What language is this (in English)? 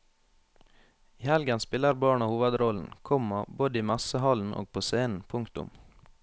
Norwegian